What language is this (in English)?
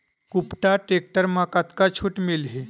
Chhattisgarhi